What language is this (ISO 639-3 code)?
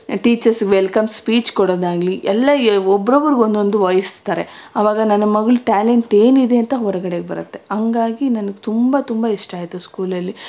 kan